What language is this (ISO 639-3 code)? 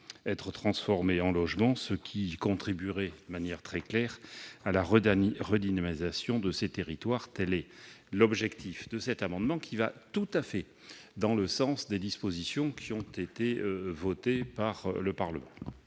fra